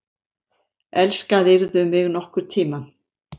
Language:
Icelandic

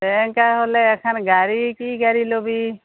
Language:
Assamese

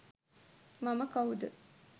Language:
Sinhala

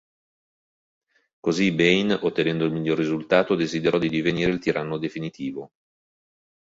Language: Italian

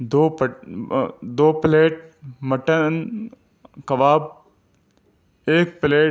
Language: Urdu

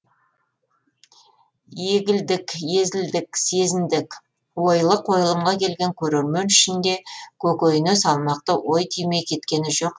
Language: Kazakh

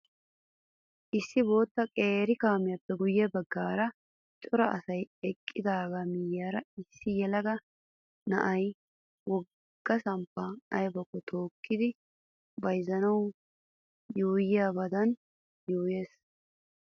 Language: Wolaytta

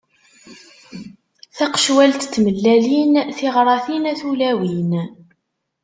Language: Kabyle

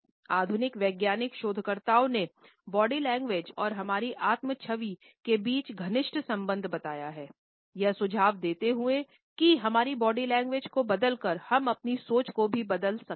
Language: Hindi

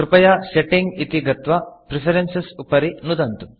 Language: Sanskrit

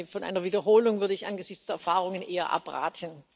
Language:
German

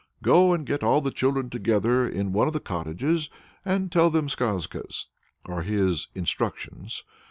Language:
English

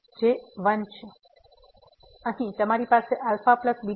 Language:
Gujarati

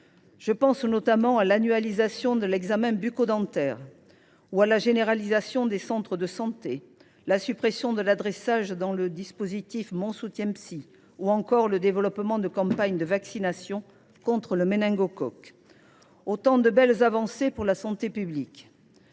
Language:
French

